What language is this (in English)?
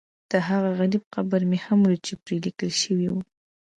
Pashto